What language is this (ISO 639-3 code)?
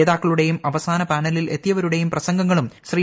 mal